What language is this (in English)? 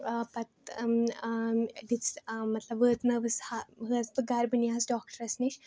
Kashmiri